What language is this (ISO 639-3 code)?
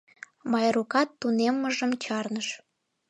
chm